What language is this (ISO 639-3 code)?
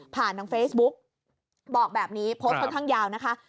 tha